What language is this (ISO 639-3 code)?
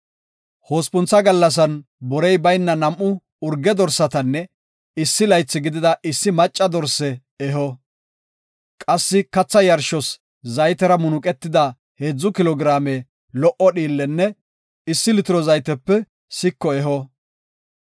gof